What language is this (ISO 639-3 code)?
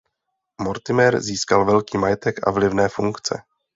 ces